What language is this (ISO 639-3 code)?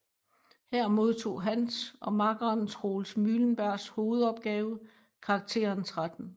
dan